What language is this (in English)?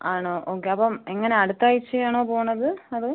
Malayalam